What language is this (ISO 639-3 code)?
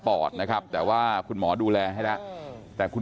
tha